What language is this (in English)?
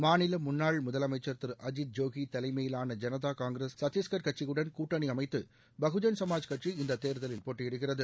Tamil